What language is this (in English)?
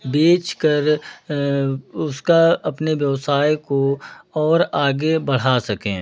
Hindi